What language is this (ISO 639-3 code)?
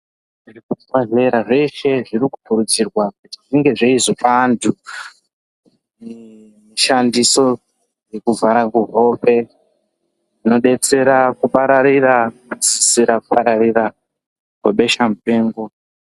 ndc